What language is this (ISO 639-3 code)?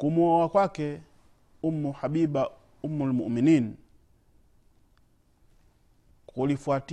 swa